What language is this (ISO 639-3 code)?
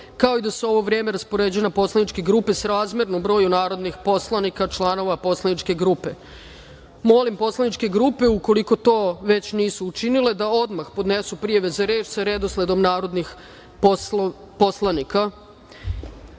srp